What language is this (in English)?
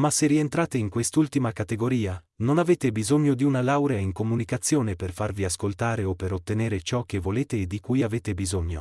Italian